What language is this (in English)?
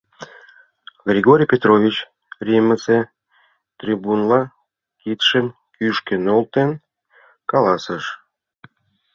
Mari